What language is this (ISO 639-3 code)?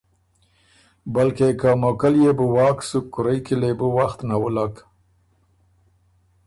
oru